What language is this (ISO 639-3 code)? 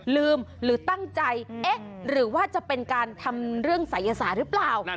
tha